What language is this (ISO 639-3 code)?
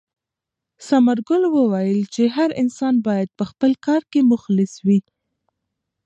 pus